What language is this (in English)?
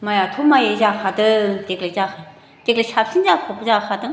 Bodo